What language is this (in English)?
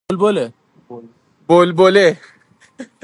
Persian